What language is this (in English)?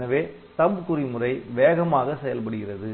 Tamil